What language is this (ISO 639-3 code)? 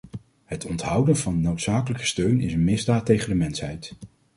nld